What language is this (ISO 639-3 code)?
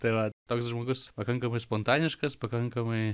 lit